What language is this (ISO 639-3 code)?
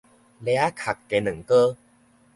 nan